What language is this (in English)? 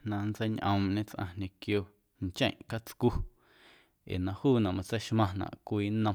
Guerrero Amuzgo